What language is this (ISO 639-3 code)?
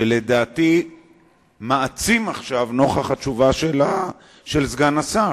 heb